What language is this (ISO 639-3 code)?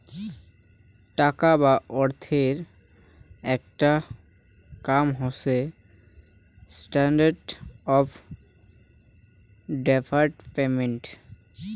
ben